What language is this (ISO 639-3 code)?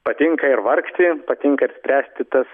lit